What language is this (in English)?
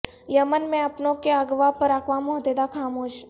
Urdu